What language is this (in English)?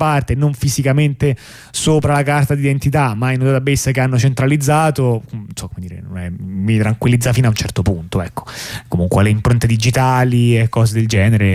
Italian